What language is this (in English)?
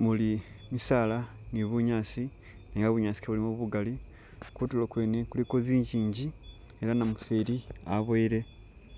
Masaaba